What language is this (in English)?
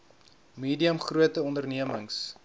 Afrikaans